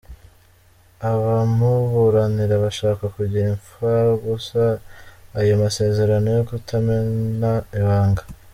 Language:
Kinyarwanda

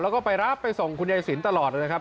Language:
Thai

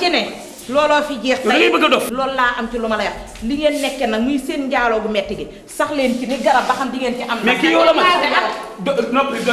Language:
French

